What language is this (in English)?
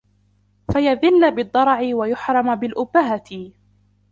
Arabic